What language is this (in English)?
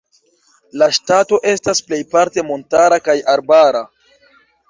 Esperanto